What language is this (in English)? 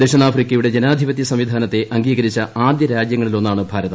Malayalam